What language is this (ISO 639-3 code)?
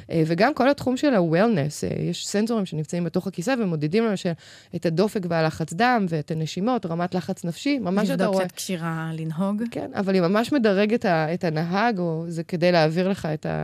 heb